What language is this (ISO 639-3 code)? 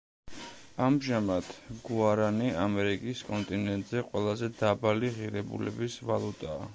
kat